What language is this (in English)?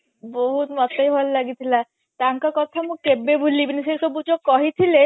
Odia